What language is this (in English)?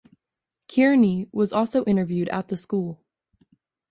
English